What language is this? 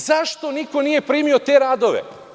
Serbian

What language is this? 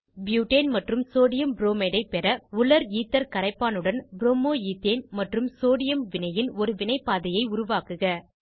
Tamil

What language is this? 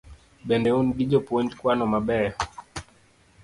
Luo (Kenya and Tanzania)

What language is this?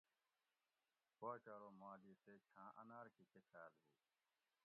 Gawri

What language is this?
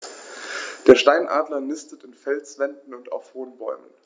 German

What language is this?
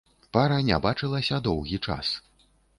Belarusian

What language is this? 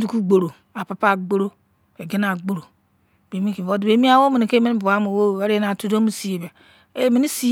Izon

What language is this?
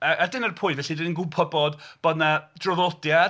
Welsh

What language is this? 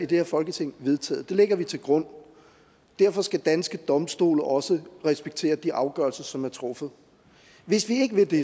Danish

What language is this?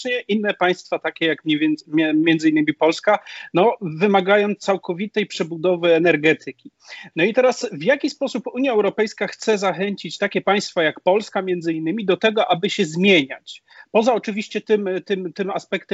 Polish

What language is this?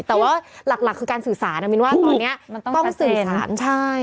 Thai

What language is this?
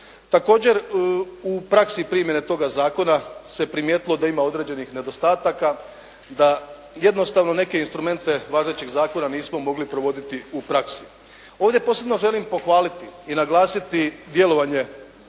Croatian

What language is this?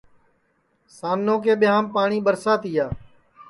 Sansi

